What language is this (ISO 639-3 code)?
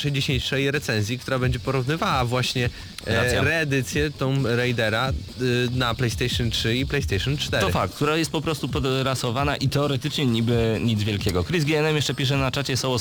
pol